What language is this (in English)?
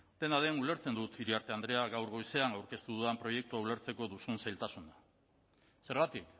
Basque